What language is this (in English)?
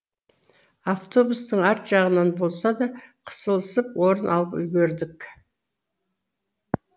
Kazakh